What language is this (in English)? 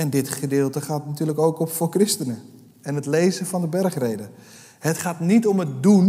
Dutch